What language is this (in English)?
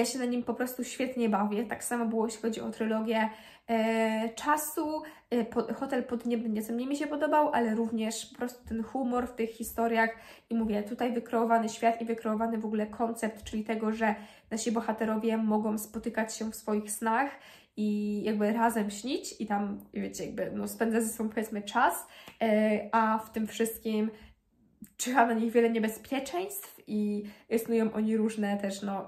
Polish